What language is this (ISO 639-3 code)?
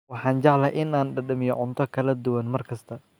som